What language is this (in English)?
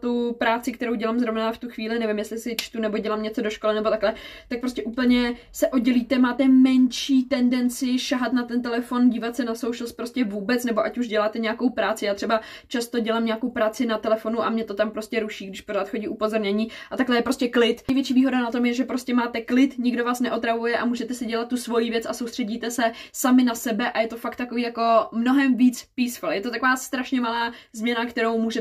Czech